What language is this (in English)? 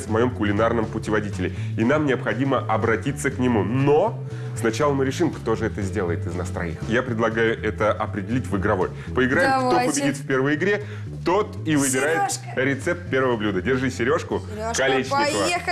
Russian